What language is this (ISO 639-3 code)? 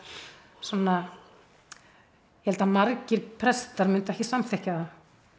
isl